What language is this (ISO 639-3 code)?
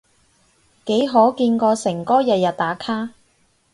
yue